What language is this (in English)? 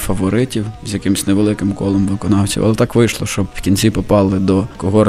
Ukrainian